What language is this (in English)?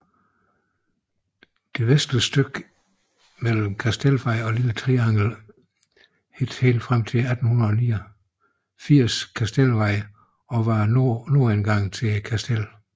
Danish